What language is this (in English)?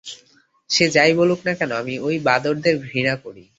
Bangla